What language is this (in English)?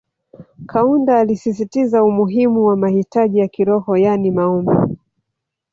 Swahili